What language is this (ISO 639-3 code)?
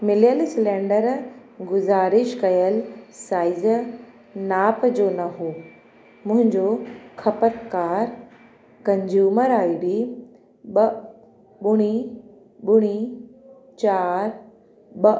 snd